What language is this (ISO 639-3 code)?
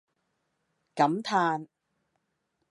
yue